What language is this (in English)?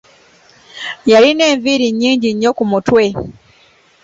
Ganda